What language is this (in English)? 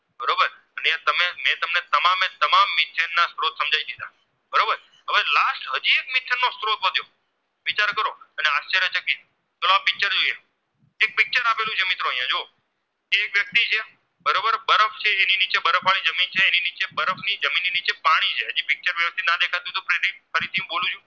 Gujarati